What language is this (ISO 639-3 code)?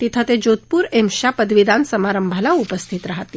mar